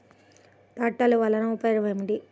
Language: Telugu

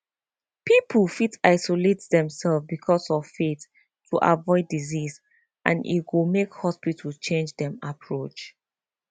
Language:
Nigerian Pidgin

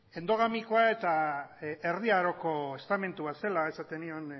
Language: Basque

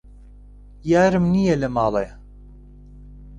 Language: Central Kurdish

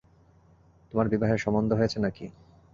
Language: Bangla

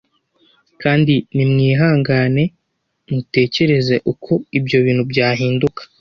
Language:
Kinyarwanda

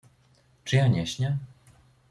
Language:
Polish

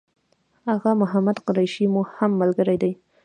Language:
Pashto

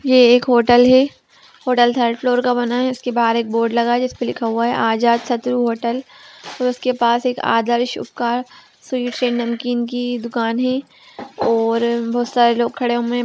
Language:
Magahi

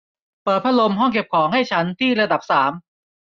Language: Thai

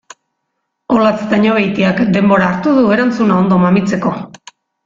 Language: Basque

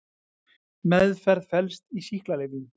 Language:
Icelandic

